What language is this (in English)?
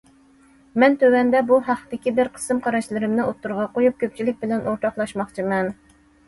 Uyghur